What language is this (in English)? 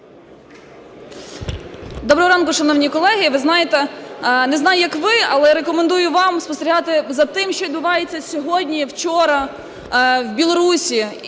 Ukrainian